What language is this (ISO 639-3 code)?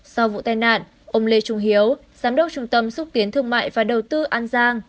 vie